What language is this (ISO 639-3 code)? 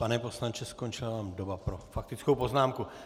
ces